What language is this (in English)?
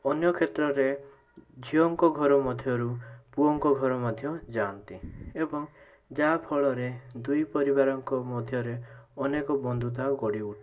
Odia